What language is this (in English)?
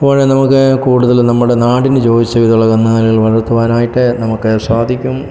Malayalam